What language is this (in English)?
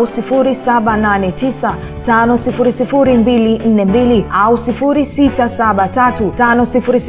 Swahili